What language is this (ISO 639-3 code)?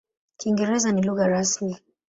swa